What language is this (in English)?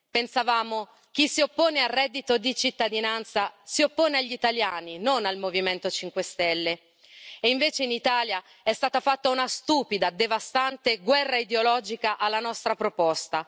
Italian